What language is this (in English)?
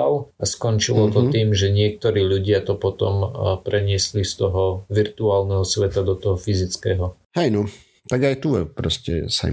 Slovak